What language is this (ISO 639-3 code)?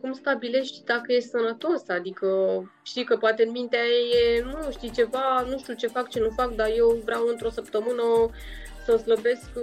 ron